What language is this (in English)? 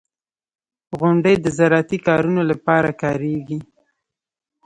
Pashto